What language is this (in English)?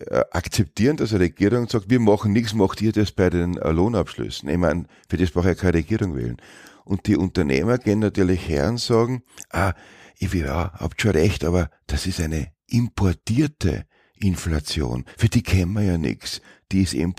German